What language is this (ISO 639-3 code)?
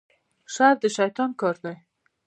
pus